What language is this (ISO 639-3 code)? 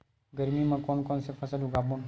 hne